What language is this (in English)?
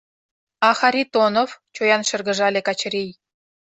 Mari